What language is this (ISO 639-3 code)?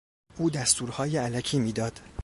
fas